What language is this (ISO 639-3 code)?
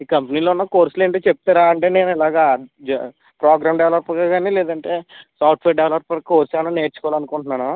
tel